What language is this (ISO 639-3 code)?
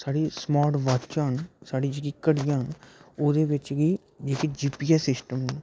doi